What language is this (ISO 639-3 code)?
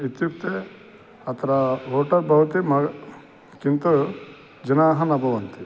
san